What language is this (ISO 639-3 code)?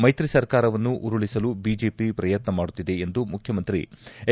kan